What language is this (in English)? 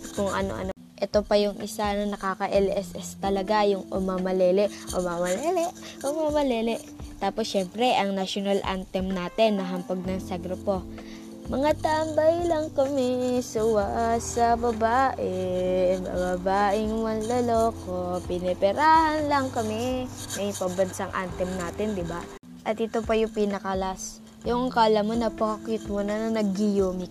Filipino